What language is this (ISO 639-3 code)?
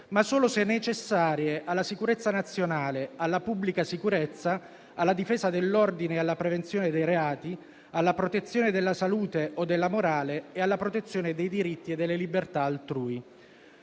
ita